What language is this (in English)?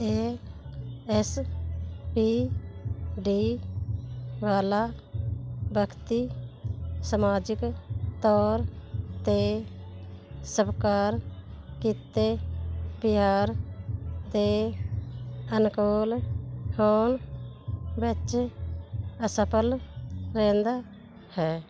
Punjabi